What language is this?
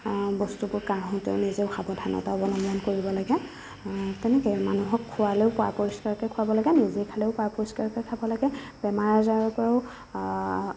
Assamese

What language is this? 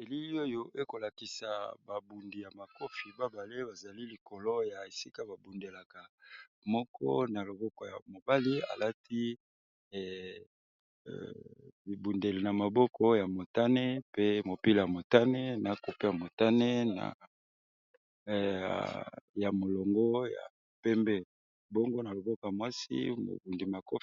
Lingala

